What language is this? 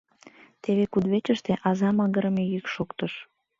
Mari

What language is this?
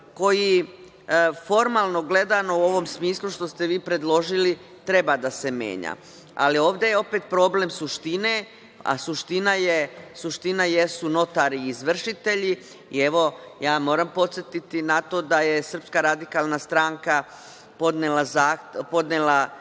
Serbian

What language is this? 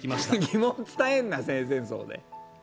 Japanese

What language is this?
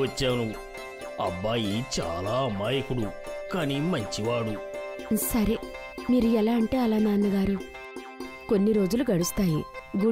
Telugu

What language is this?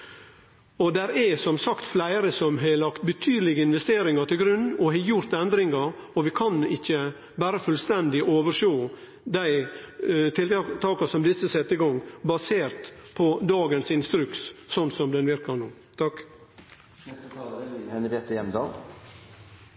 Norwegian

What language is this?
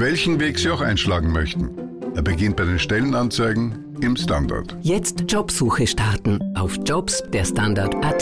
German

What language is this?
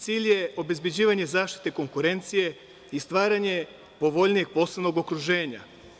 Serbian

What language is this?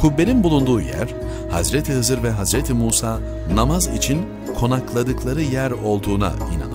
Turkish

